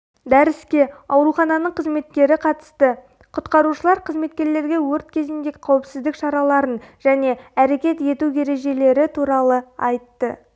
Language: Kazakh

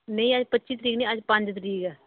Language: Dogri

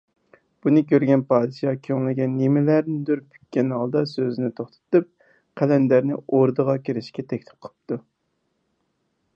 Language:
Uyghur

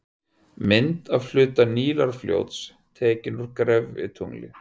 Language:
Icelandic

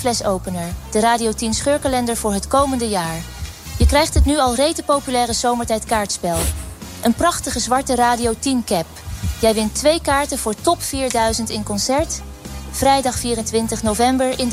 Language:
Dutch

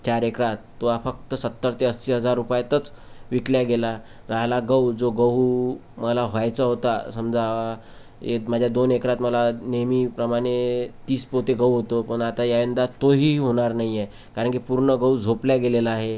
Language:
Marathi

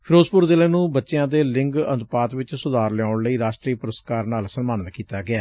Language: Punjabi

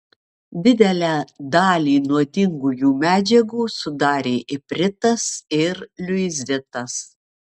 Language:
Lithuanian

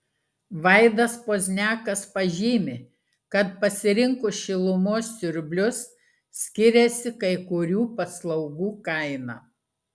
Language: Lithuanian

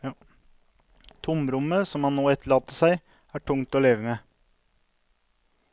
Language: Norwegian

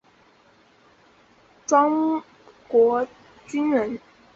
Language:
Chinese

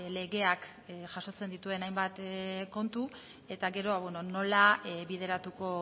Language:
Basque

